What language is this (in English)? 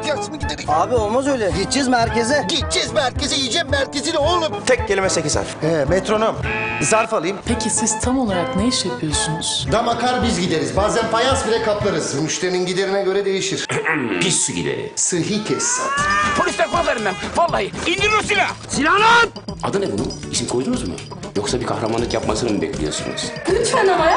Turkish